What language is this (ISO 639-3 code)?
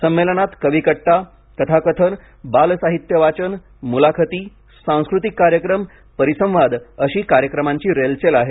mar